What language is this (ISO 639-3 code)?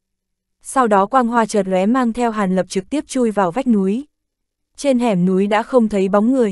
vie